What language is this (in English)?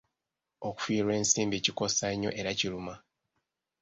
Ganda